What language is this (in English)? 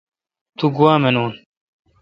Kalkoti